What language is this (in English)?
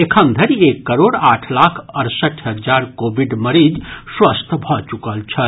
Maithili